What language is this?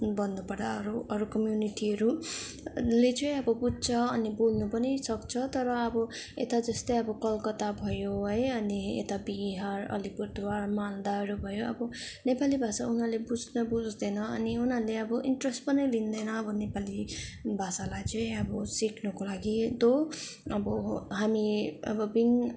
Nepali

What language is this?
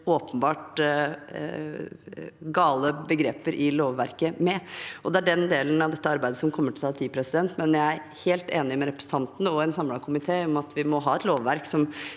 Norwegian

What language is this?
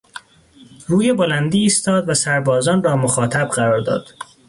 Persian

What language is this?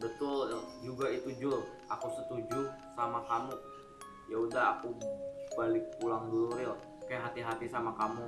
Indonesian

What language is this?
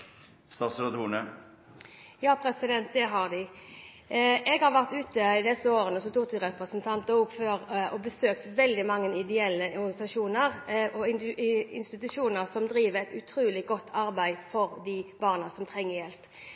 Norwegian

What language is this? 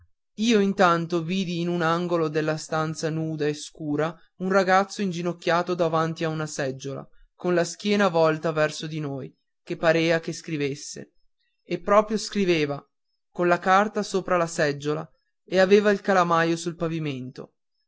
Italian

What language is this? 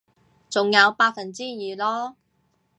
Cantonese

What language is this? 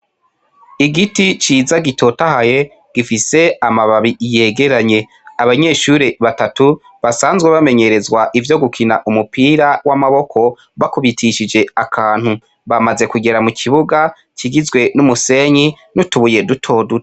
Rundi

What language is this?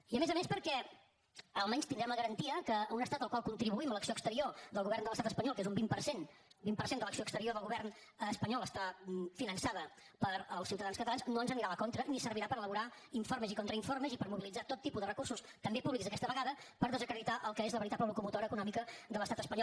Catalan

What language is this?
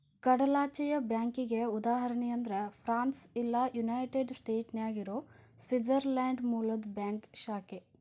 Kannada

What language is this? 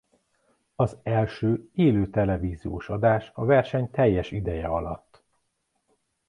Hungarian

